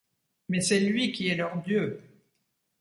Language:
French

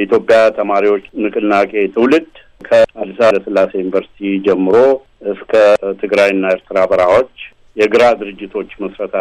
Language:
Amharic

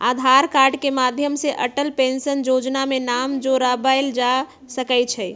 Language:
Magahi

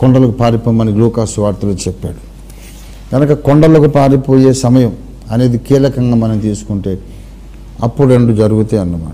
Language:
Hindi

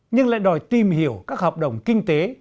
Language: Vietnamese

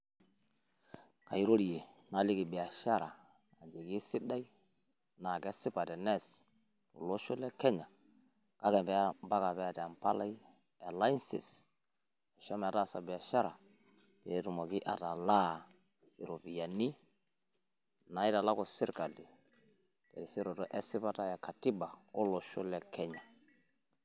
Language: Masai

